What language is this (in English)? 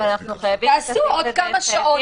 Hebrew